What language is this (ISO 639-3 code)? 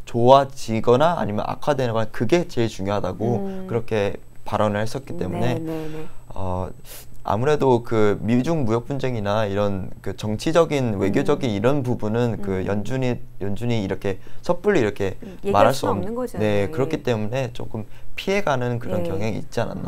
kor